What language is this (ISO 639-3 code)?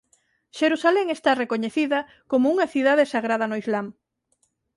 glg